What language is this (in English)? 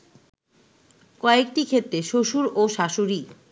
Bangla